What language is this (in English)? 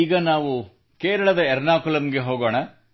Kannada